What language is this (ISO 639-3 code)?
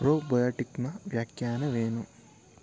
kan